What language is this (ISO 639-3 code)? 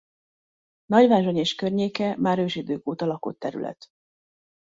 hun